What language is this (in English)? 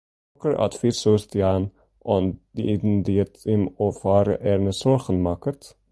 Western Frisian